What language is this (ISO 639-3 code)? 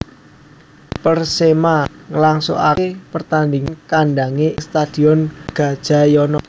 jav